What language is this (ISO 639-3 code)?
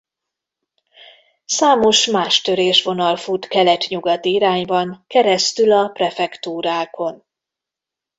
hun